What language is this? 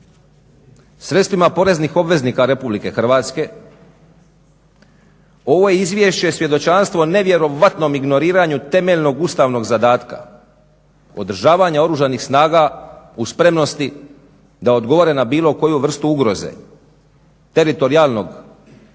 Croatian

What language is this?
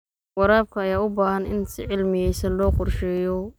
Somali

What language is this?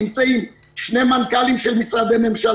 Hebrew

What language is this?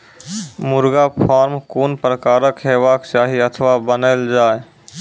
Maithili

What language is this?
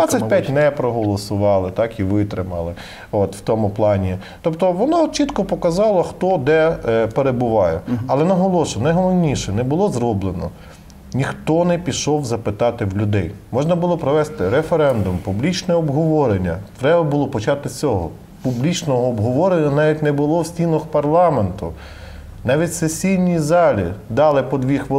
Ukrainian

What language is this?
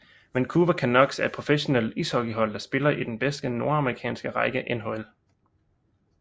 Danish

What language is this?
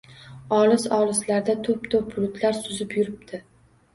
Uzbek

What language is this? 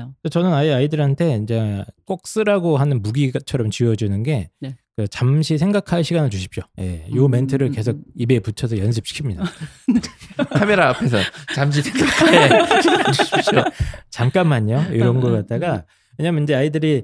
Korean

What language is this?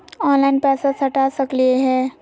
Magahi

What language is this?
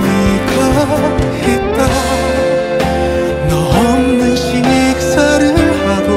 Korean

